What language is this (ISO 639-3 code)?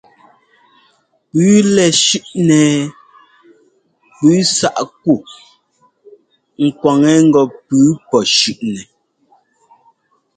jgo